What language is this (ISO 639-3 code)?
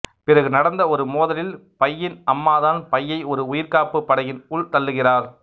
tam